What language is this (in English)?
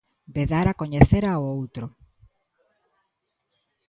Galician